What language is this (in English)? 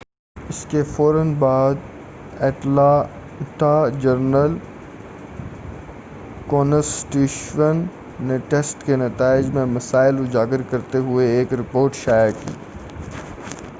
Urdu